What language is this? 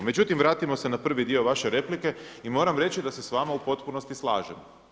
Croatian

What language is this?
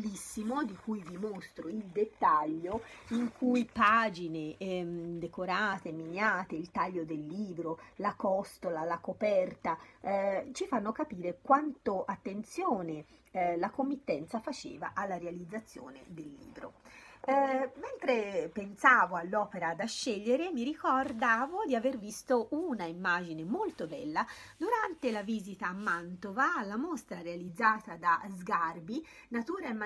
Italian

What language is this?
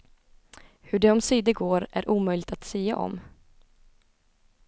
Swedish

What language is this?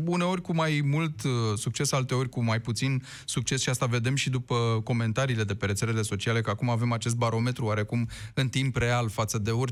Romanian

